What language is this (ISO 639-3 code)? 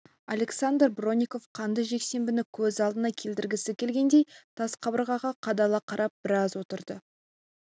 kaz